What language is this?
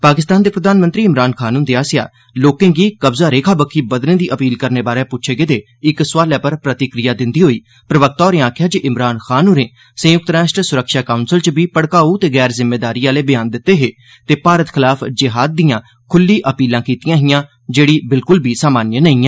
Dogri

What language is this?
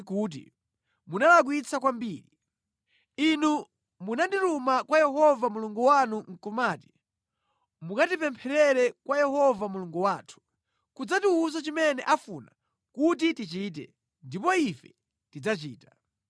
Nyanja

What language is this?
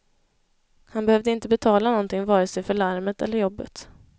Swedish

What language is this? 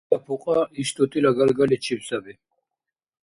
Dargwa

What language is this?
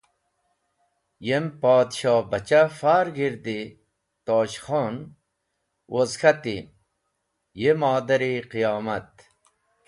Wakhi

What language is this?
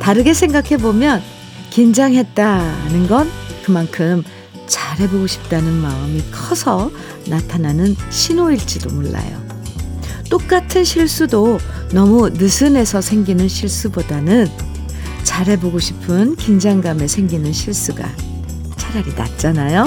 Korean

